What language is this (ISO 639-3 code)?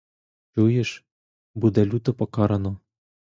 ukr